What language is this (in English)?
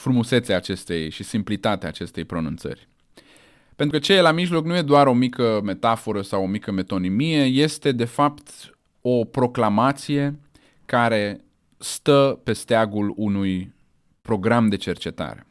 Romanian